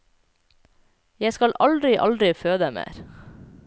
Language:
Norwegian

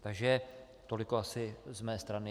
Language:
Czech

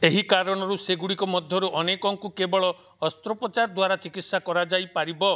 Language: Odia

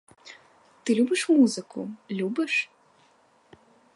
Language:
Ukrainian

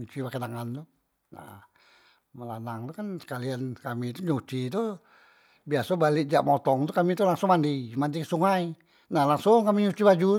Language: Musi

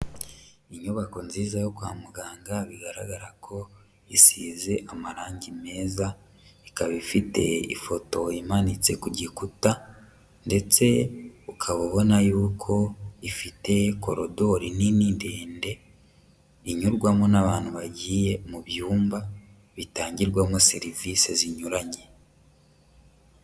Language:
Kinyarwanda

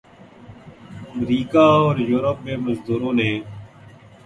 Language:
Urdu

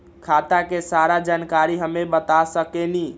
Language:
Magahi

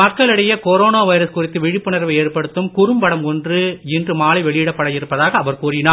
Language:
Tamil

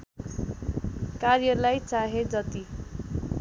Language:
Nepali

